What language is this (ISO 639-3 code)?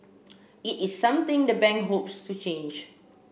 eng